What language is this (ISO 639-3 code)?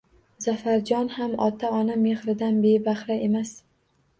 uzb